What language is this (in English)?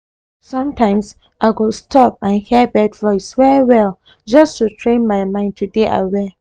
Nigerian Pidgin